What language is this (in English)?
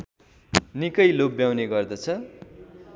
Nepali